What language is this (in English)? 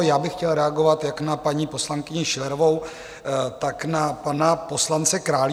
Czech